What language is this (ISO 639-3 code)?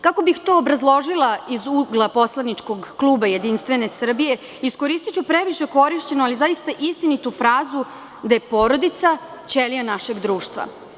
srp